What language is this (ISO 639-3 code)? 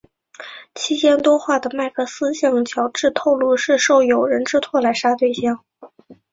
zho